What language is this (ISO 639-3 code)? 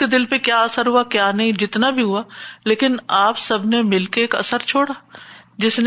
urd